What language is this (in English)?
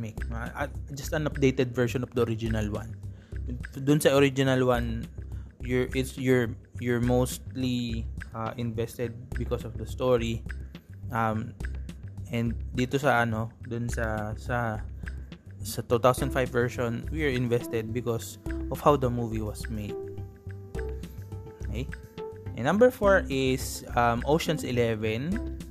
Filipino